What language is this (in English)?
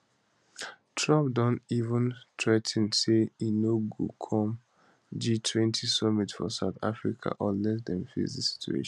Nigerian Pidgin